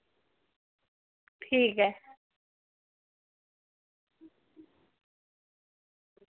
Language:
Dogri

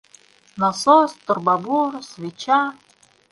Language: Bashkir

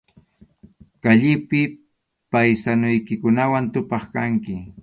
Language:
Arequipa-La Unión Quechua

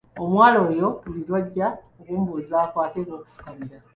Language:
Ganda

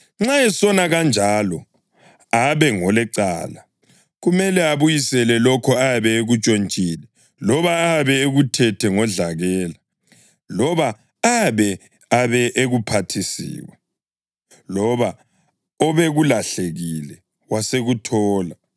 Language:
North Ndebele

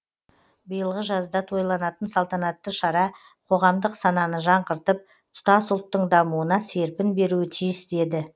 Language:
Kazakh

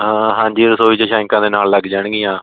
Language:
Punjabi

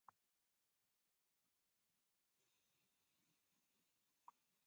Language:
Taita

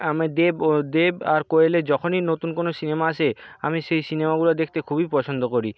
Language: Bangla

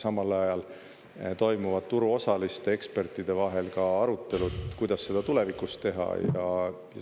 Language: Estonian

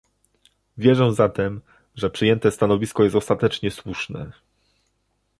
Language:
Polish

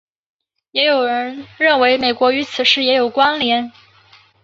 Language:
Chinese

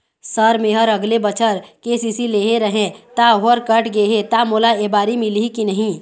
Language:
Chhattisgarhi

